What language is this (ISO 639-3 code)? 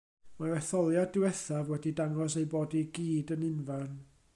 cym